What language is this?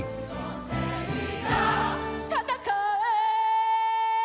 Japanese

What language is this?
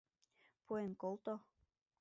Mari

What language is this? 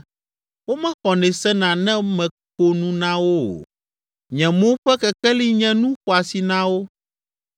Ewe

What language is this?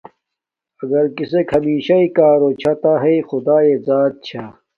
Domaaki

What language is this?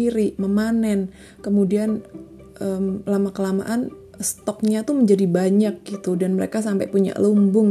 Indonesian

